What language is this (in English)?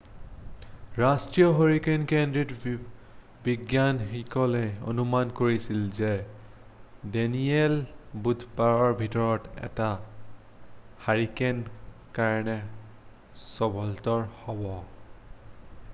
Assamese